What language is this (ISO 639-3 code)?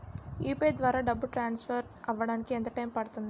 tel